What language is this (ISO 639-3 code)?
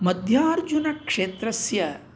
san